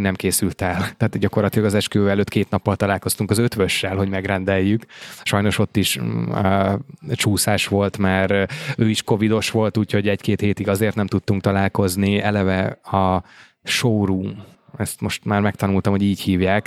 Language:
Hungarian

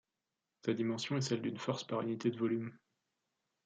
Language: French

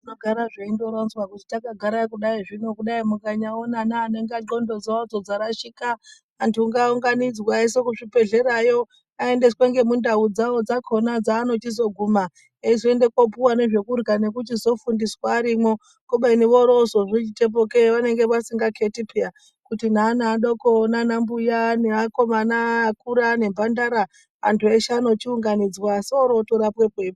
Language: Ndau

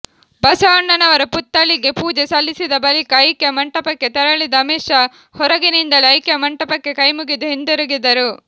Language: Kannada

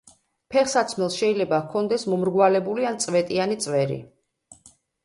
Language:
Georgian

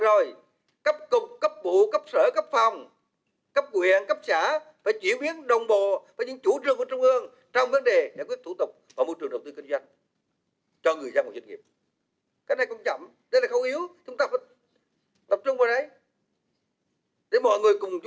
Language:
Vietnamese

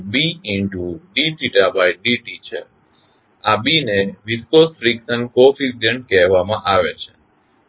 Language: Gujarati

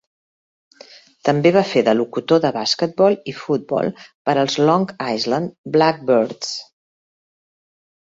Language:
Catalan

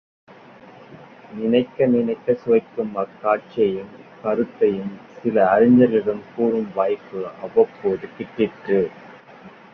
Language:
Tamil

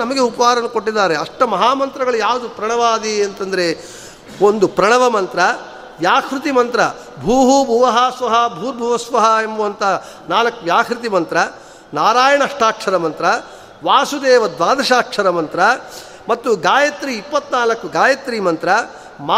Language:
Kannada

